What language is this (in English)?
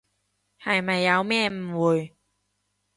Cantonese